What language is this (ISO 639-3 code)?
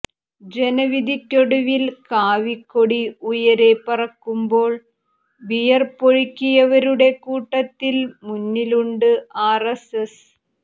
mal